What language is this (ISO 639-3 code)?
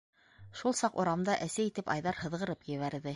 bak